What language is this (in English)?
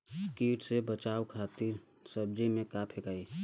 Bhojpuri